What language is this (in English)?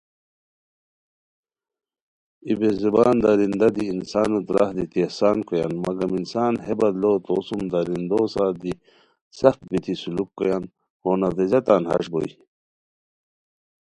Khowar